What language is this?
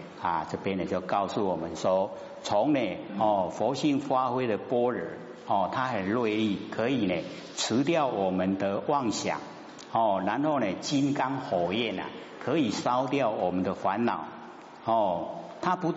Chinese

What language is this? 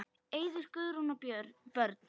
Icelandic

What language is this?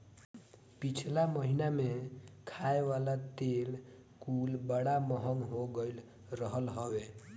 Bhojpuri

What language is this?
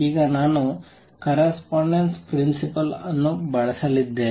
Kannada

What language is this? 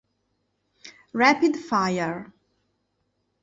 Italian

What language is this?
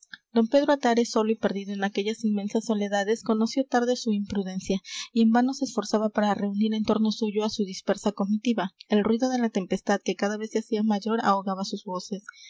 Spanish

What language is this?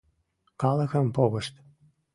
Mari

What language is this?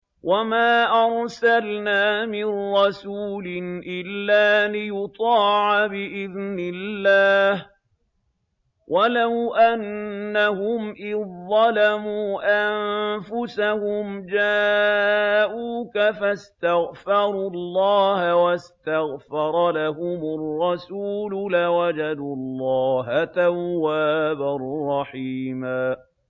Arabic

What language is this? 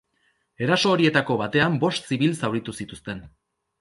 Basque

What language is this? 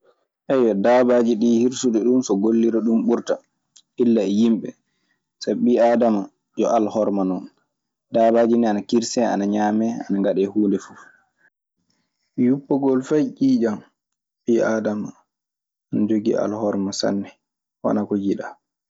Maasina Fulfulde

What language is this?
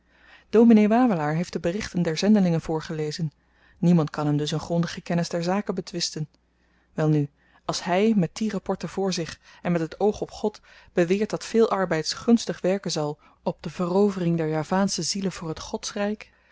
Dutch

